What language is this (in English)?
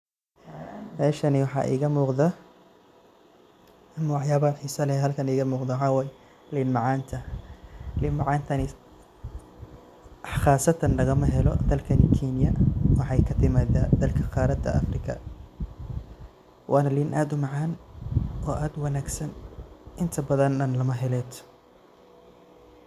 Somali